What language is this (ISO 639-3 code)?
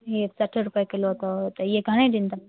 snd